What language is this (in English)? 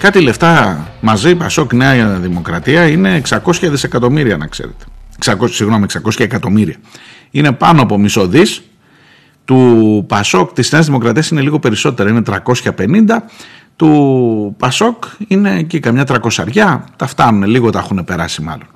Greek